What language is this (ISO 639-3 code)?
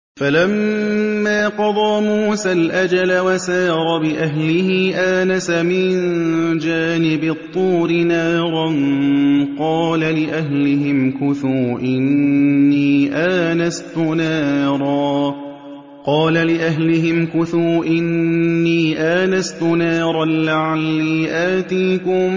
ara